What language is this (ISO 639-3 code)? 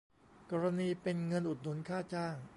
tha